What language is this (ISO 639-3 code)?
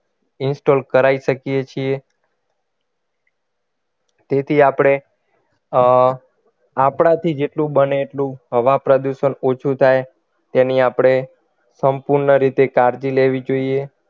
guj